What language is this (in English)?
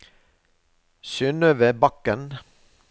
Norwegian